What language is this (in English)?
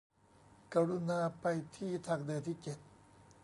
Thai